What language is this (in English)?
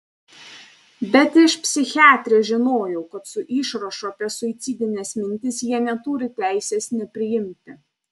Lithuanian